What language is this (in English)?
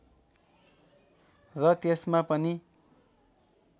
Nepali